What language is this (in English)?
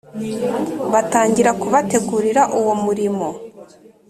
Kinyarwanda